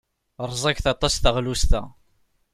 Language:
Kabyle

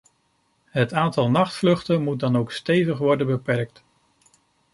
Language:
Dutch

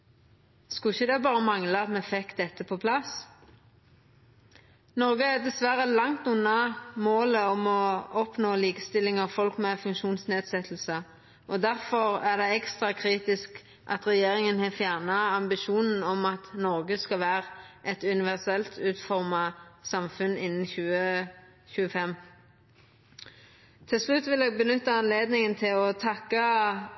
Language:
Norwegian Nynorsk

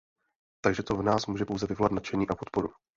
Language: Czech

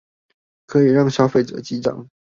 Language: Chinese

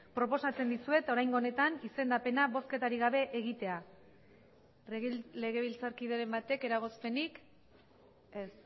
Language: Basque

